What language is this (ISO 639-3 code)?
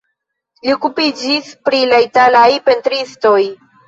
epo